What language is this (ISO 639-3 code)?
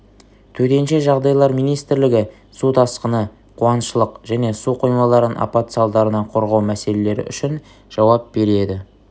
kaz